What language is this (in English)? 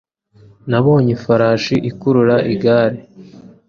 Kinyarwanda